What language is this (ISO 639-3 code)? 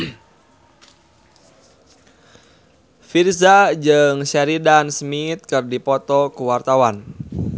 sun